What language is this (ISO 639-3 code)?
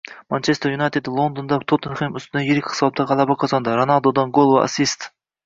uzb